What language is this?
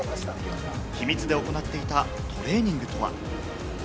Japanese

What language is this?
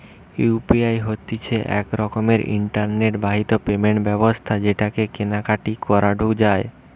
Bangla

